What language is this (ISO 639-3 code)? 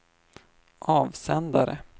swe